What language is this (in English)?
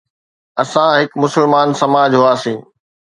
Sindhi